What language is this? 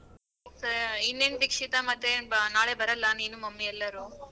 Kannada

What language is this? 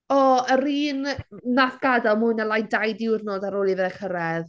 Welsh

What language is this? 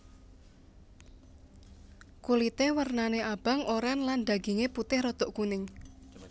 Javanese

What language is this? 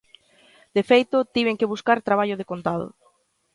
Galician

